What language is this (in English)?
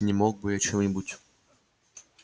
Russian